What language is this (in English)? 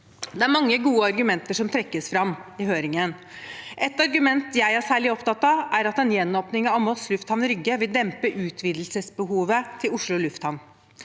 Norwegian